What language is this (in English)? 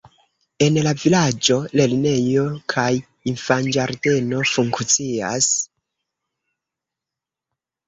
Esperanto